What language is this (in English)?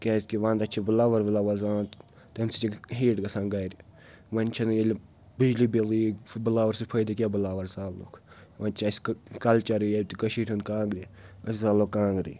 Kashmiri